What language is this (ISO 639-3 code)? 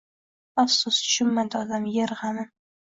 uzb